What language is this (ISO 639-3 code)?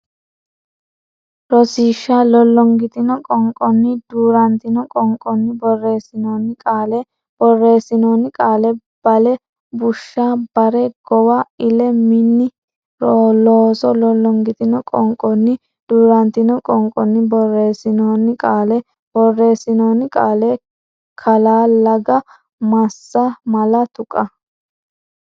sid